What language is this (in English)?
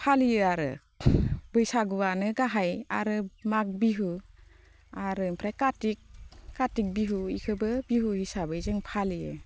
Bodo